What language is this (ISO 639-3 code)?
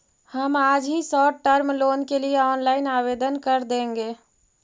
mag